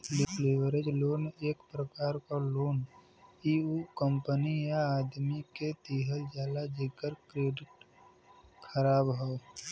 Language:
Bhojpuri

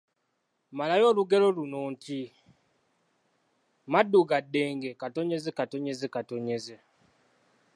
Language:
Ganda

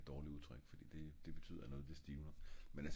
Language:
Danish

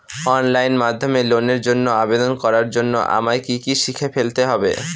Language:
Bangla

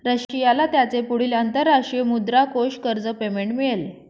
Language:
Marathi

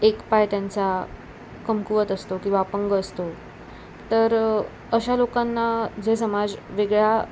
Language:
Marathi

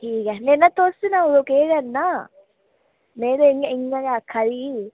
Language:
Dogri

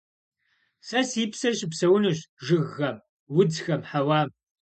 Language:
Kabardian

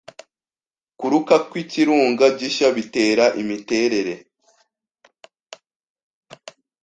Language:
Kinyarwanda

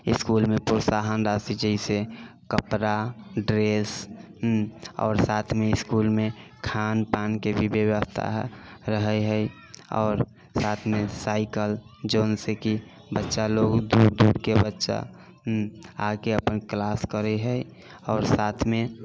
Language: Maithili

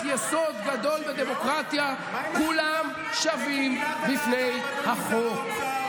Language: Hebrew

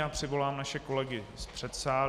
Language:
Czech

